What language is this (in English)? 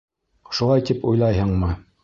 Bashkir